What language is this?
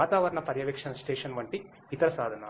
Telugu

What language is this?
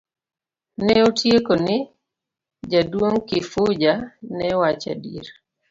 Luo (Kenya and Tanzania)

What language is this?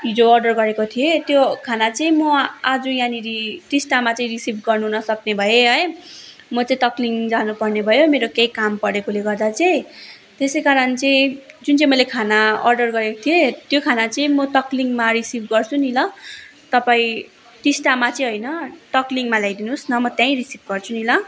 Nepali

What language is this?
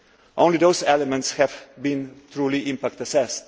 English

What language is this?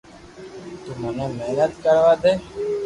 Loarki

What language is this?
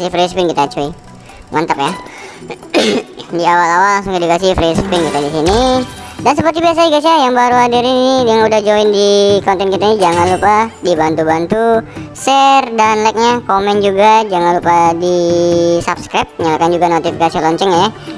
Indonesian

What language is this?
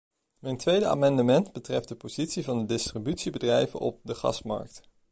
Dutch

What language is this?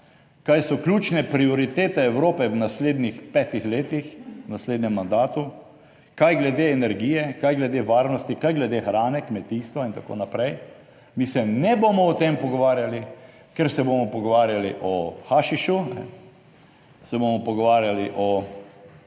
Slovenian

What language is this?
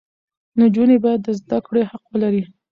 Pashto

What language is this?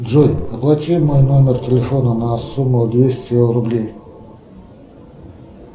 Russian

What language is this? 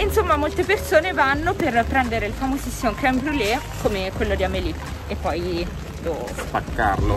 Italian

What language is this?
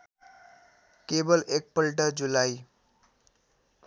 Nepali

